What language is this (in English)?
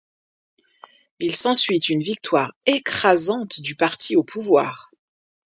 French